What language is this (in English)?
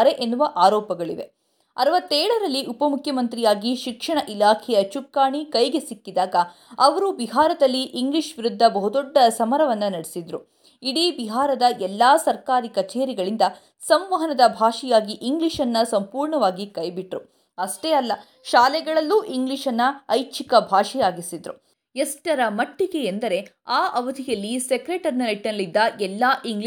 Kannada